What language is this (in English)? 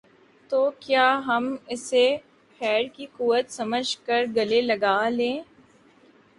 Urdu